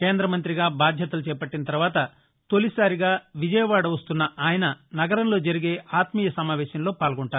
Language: Telugu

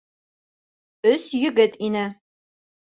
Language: Bashkir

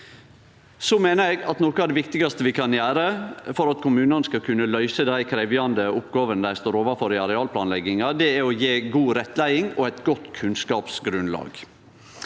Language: Norwegian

